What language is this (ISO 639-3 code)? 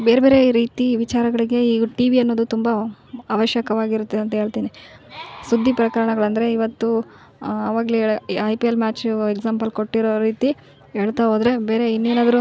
kan